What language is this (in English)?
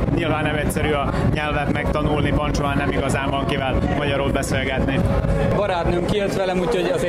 Hungarian